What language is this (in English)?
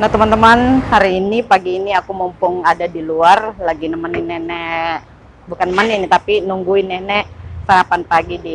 Indonesian